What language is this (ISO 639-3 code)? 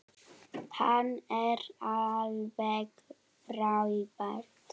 isl